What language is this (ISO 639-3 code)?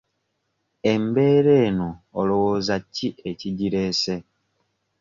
lug